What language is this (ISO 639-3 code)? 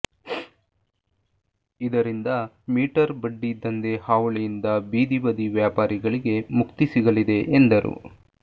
kan